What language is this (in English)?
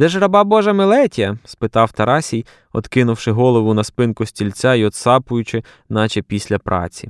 Ukrainian